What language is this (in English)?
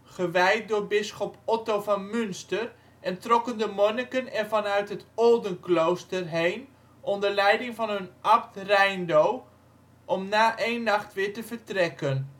Dutch